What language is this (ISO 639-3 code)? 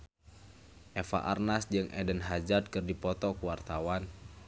sun